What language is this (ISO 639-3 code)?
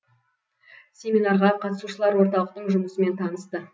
kaz